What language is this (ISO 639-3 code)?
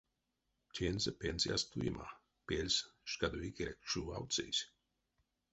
myv